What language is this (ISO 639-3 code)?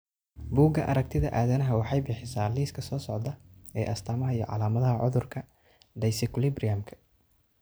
som